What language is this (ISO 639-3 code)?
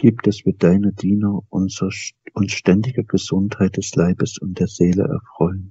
deu